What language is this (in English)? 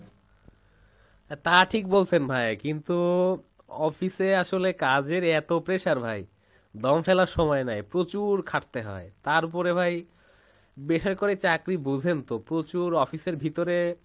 Bangla